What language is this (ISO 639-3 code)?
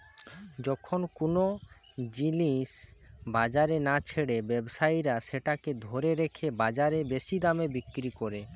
ben